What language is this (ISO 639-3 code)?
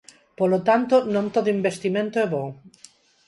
glg